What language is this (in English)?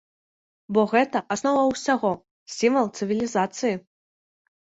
Belarusian